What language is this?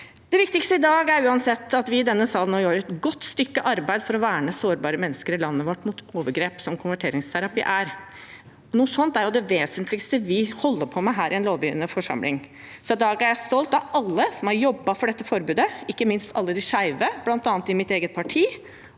Norwegian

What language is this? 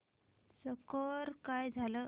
Marathi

